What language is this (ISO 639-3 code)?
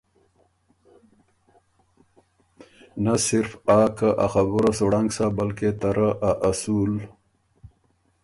oru